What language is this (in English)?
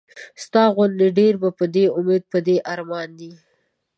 Pashto